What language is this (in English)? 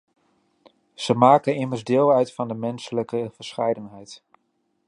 Dutch